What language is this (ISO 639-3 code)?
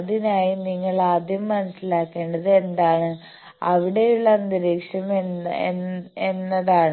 mal